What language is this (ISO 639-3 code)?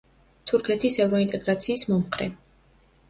kat